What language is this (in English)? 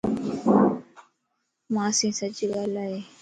Lasi